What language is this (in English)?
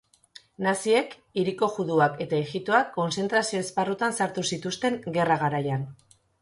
Basque